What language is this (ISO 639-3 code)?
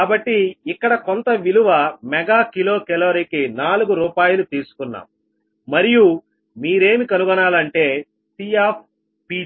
tel